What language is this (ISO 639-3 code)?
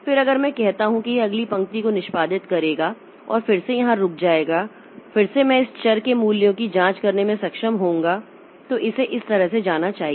hin